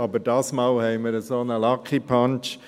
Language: Swiss German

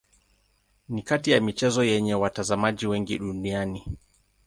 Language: Swahili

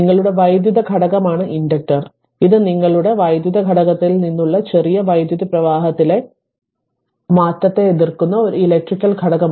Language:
Malayalam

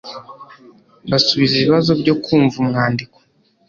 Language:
Kinyarwanda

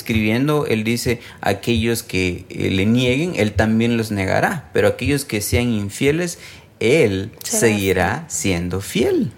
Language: Spanish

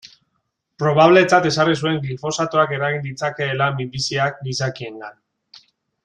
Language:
Basque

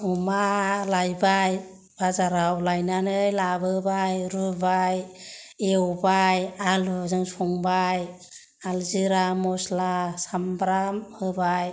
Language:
Bodo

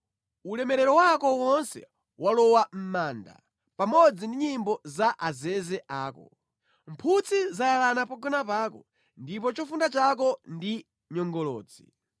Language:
Nyanja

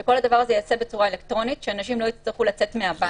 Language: Hebrew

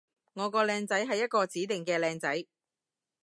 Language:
Cantonese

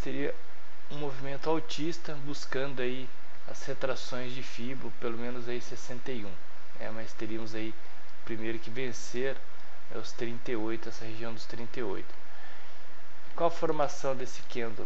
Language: Portuguese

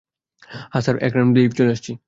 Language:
Bangla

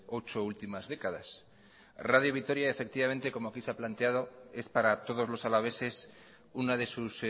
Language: Spanish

